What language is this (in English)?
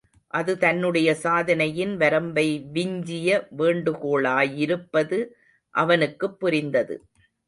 Tamil